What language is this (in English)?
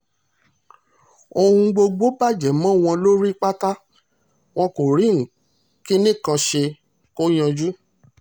Yoruba